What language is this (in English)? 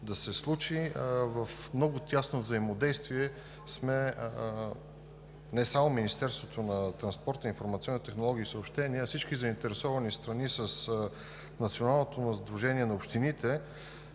Bulgarian